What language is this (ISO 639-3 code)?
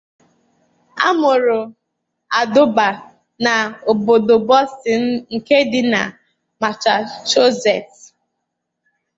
ibo